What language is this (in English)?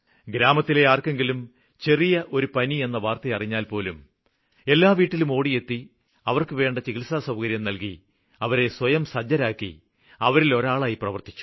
Malayalam